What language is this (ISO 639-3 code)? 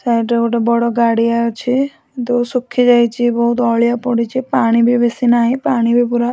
ori